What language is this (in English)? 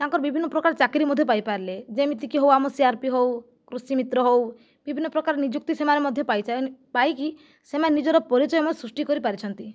Odia